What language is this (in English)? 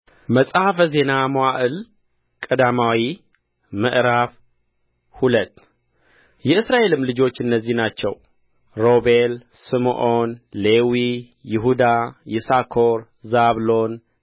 Amharic